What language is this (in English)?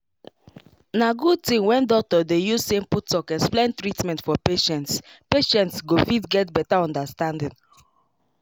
Nigerian Pidgin